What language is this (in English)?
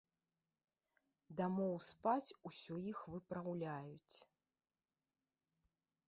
Belarusian